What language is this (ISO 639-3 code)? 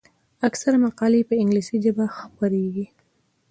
pus